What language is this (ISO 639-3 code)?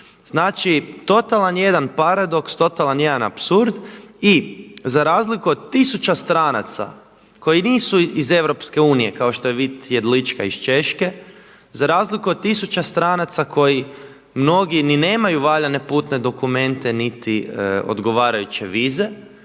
hrv